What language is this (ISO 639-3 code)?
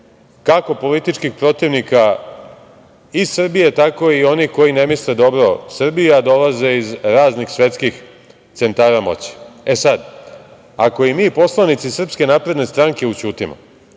srp